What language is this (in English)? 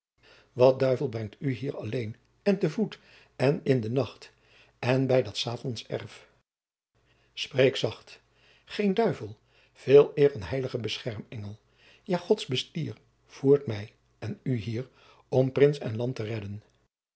Dutch